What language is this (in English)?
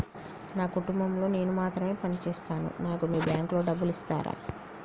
Telugu